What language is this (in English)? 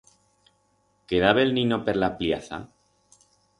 Aragonese